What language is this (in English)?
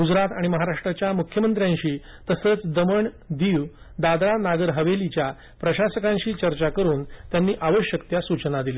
Marathi